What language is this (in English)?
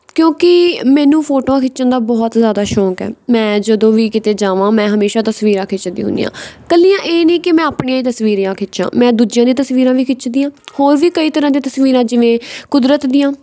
Punjabi